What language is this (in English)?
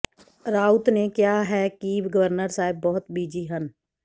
Punjabi